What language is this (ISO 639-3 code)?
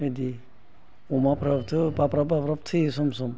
brx